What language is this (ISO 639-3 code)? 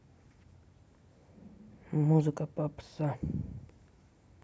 rus